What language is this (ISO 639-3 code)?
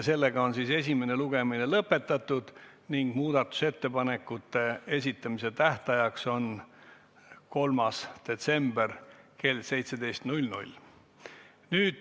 est